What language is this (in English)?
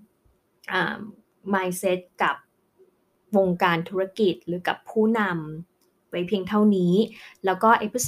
Thai